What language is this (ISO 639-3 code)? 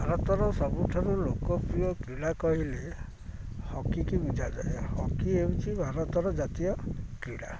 ori